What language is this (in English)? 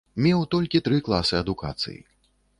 Belarusian